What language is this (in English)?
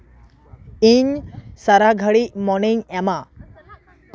Santali